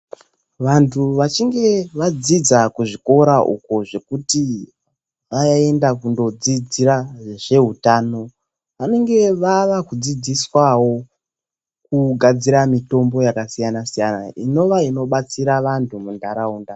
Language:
Ndau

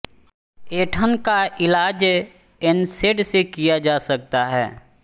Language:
Hindi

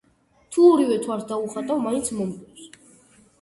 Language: Georgian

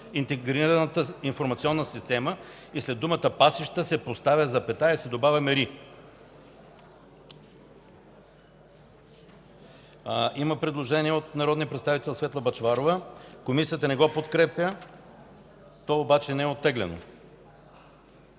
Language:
Bulgarian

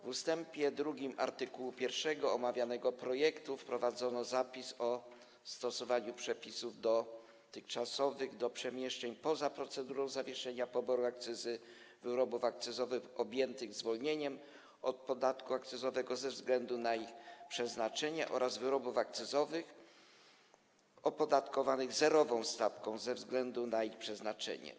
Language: Polish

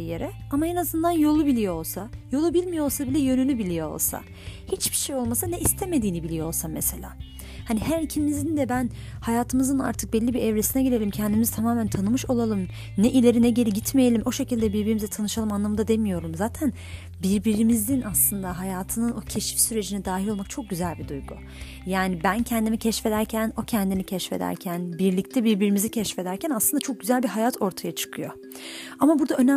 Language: Turkish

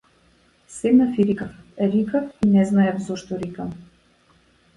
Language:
Macedonian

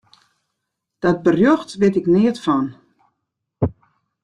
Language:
Western Frisian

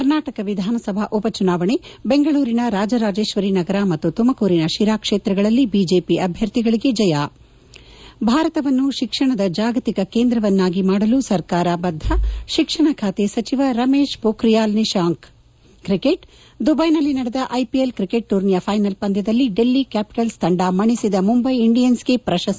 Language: Kannada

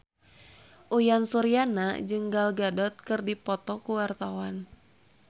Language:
Sundanese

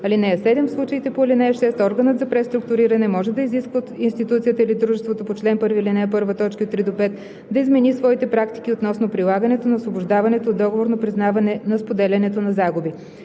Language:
Bulgarian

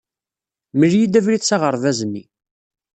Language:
Kabyle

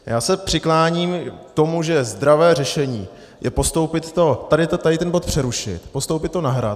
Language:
Czech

